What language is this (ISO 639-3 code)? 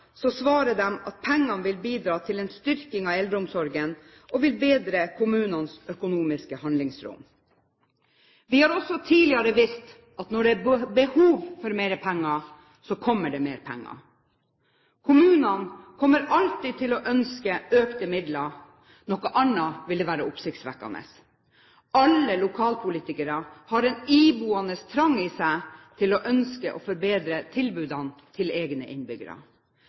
nob